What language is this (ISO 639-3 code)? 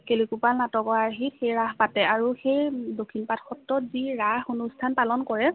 asm